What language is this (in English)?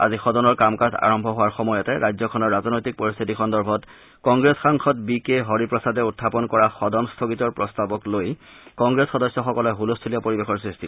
Assamese